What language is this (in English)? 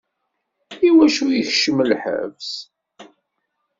Kabyle